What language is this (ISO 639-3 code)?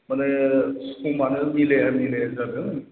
brx